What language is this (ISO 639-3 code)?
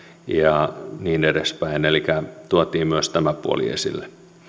fin